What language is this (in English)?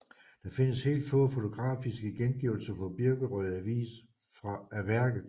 Danish